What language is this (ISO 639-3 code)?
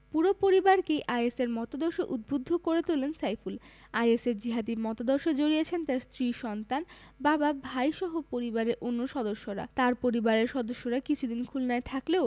ben